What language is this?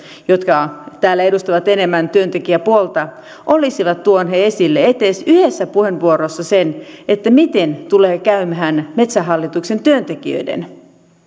Finnish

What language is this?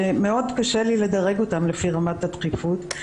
Hebrew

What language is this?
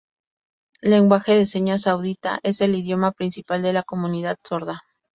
Spanish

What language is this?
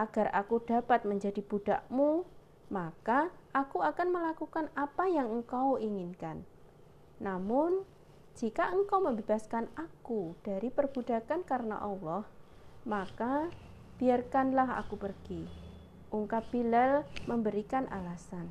Indonesian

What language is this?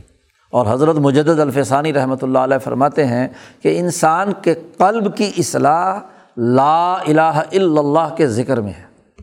Urdu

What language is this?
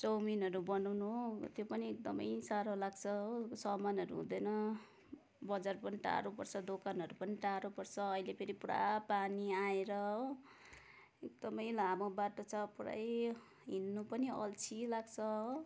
Nepali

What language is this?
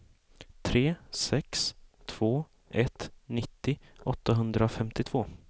Swedish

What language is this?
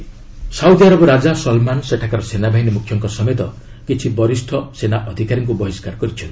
Odia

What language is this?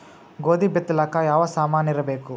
Kannada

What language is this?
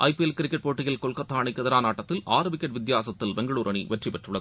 Tamil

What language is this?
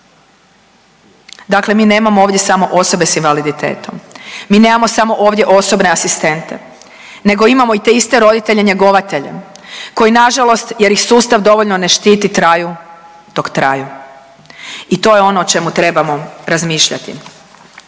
Croatian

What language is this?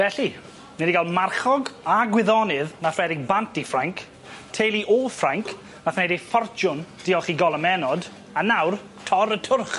Welsh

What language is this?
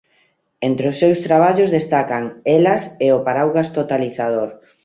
Galician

